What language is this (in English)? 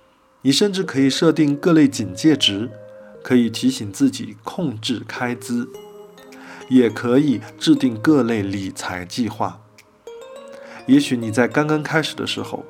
Chinese